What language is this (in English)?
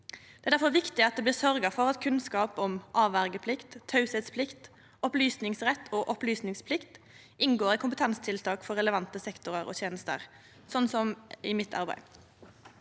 Norwegian